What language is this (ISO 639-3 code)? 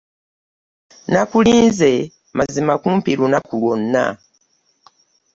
lug